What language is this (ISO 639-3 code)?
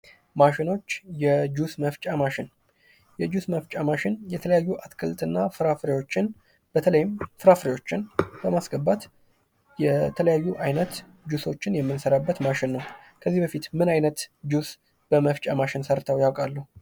amh